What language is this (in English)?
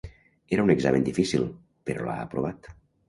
Catalan